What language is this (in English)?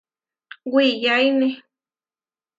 Huarijio